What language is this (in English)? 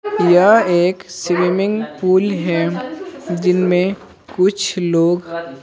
Hindi